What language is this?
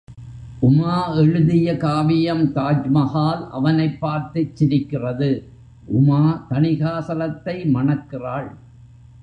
Tamil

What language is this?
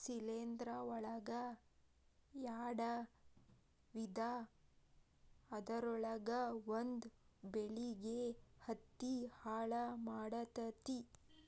Kannada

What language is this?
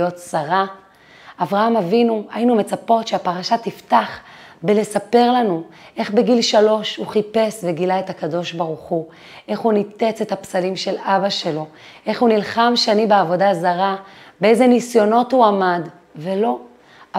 Hebrew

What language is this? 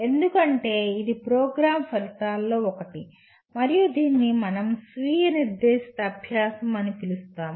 Telugu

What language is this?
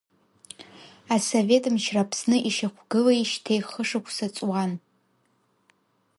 Abkhazian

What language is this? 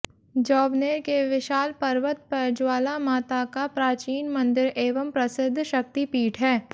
Hindi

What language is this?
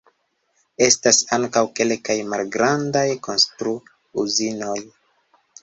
Esperanto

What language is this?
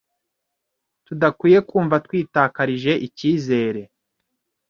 Kinyarwanda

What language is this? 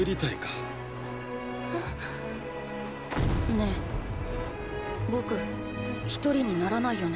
Japanese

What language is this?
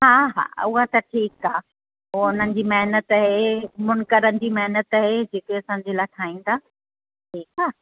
Sindhi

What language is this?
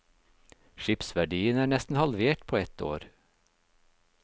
Norwegian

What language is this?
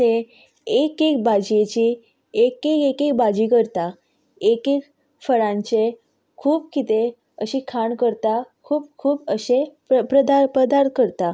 Konkani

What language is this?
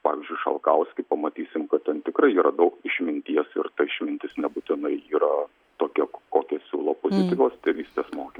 Lithuanian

